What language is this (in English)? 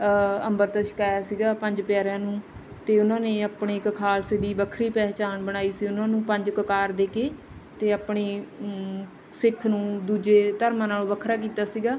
Punjabi